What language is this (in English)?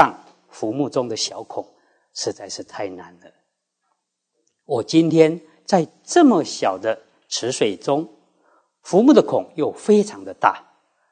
Chinese